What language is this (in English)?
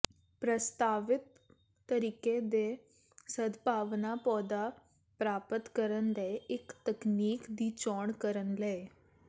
Punjabi